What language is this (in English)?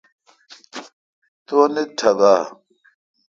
Kalkoti